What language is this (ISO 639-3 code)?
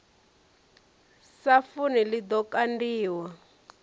ven